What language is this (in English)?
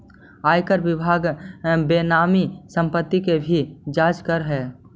Magahi